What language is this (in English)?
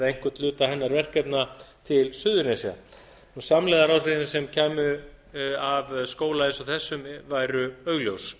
Icelandic